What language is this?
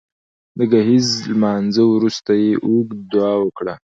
Pashto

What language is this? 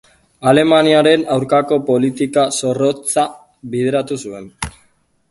Basque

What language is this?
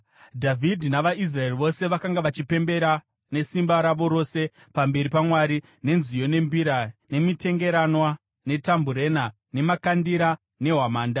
Shona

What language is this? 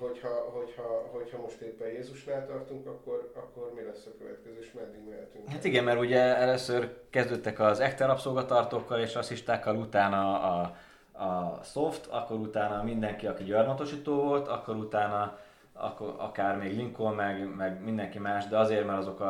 Hungarian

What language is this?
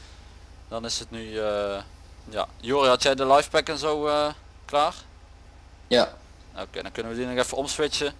Dutch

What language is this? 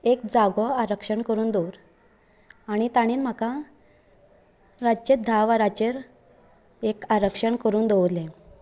Konkani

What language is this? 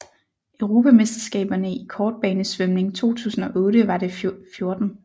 Danish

